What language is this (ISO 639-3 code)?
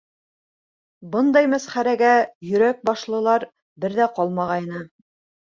bak